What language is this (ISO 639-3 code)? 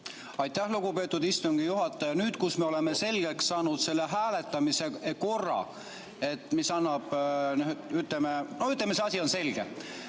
est